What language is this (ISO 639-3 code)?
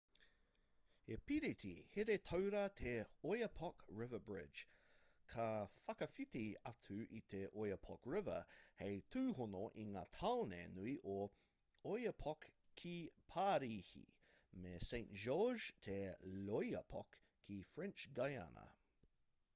mri